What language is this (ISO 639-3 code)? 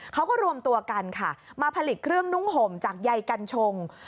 tha